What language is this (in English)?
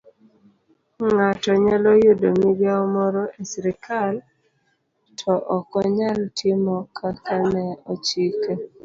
Luo (Kenya and Tanzania)